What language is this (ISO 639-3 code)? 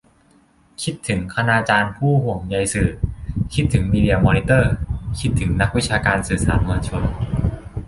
tha